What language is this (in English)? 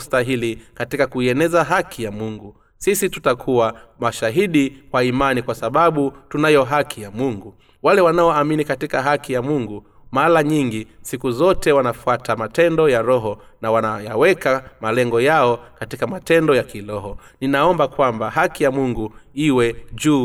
Swahili